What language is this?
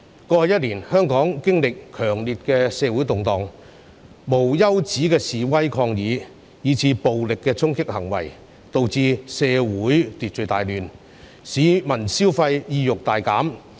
Cantonese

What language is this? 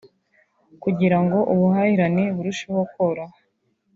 Kinyarwanda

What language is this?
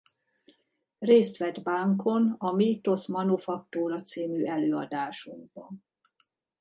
Hungarian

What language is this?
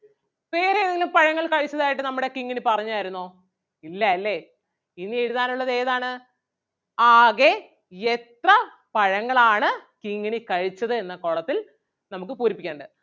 Malayalam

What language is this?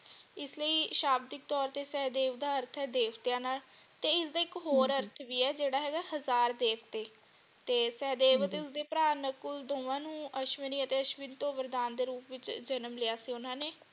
Punjabi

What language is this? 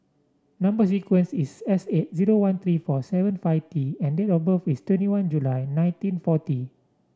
English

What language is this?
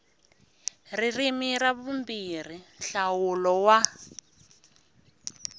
Tsonga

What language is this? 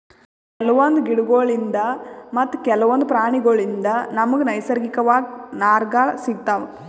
Kannada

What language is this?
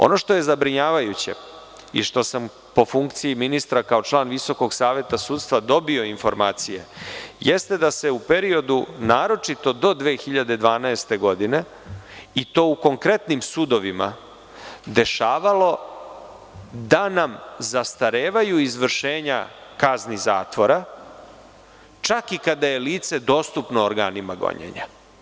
Serbian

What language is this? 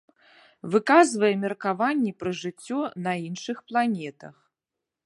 Belarusian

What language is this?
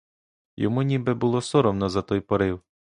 Ukrainian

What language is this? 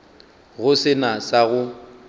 Northern Sotho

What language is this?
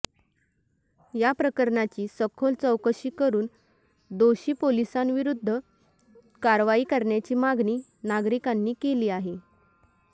Marathi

